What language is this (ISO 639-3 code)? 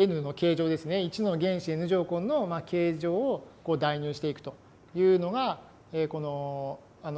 jpn